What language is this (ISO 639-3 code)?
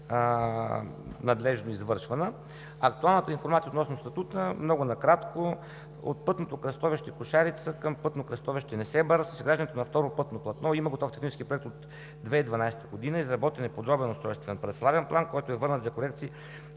bul